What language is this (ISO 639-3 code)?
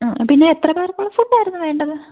mal